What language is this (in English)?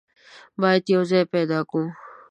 Pashto